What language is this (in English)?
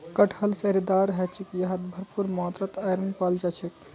Magahi